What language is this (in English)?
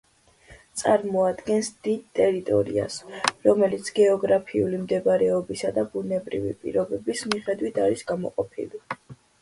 Georgian